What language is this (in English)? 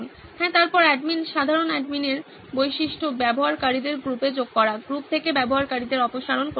Bangla